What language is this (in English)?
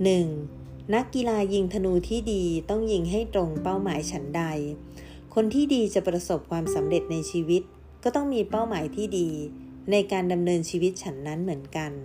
Thai